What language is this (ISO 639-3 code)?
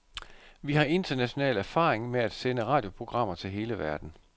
dan